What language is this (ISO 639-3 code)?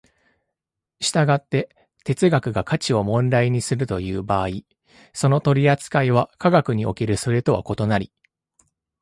jpn